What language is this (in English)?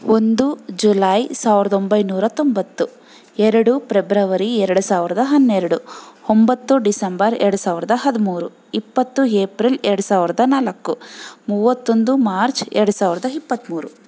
Kannada